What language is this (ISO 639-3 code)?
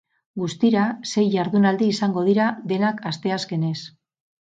eus